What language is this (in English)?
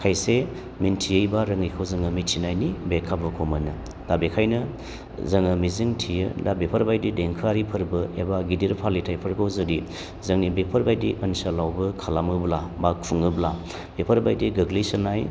Bodo